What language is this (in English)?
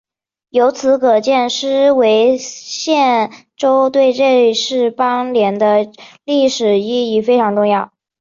Chinese